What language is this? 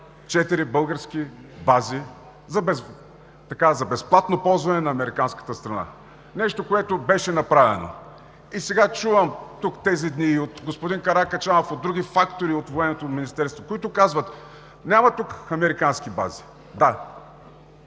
Bulgarian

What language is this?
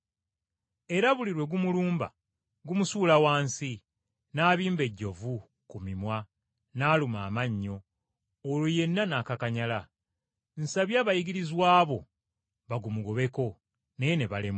Ganda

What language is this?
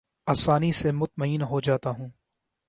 Urdu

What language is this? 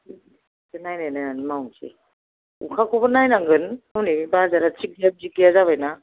Bodo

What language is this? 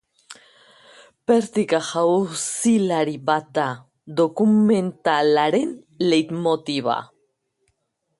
Basque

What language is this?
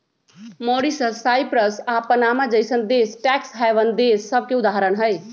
Magahi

